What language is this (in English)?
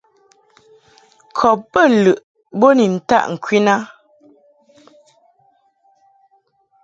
Mungaka